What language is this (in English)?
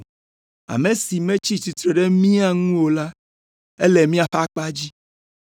Ewe